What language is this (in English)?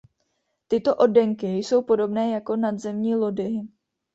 Czech